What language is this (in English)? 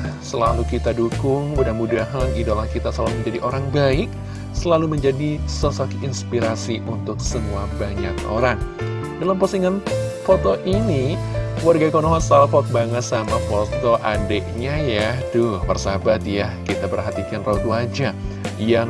Indonesian